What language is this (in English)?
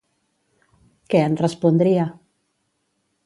Catalan